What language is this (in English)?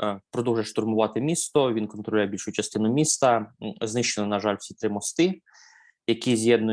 Ukrainian